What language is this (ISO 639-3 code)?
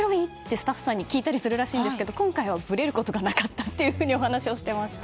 jpn